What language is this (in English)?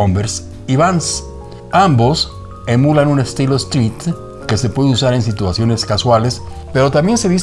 Spanish